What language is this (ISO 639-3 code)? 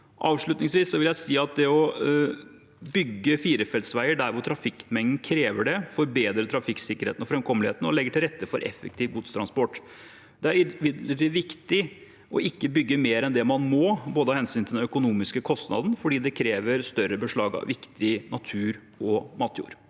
nor